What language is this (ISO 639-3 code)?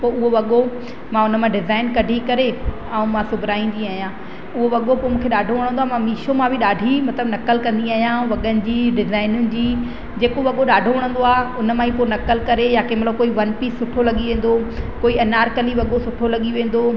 snd